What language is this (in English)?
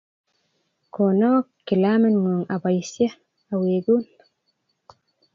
Kalenjin